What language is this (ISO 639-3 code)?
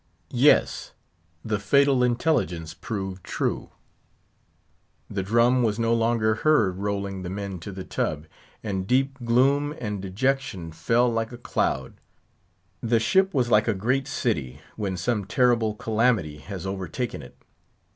eng